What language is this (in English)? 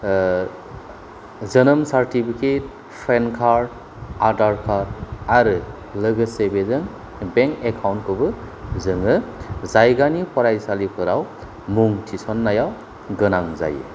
Bodo